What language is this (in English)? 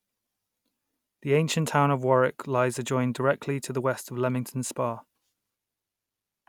English